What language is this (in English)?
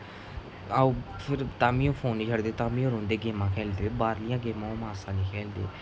Dogri